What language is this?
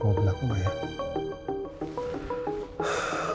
Indonesian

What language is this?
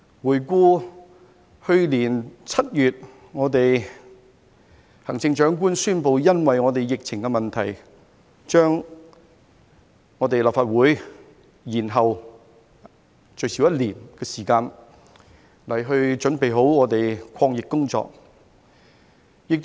Cantonese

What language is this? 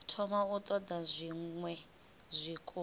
Venda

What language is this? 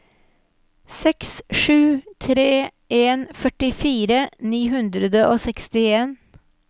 Norwegian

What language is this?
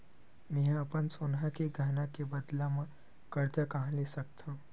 Chhattisgarhi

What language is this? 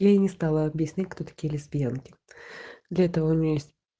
Russian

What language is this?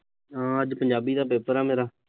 Punjabi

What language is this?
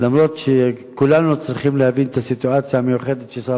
Hebrew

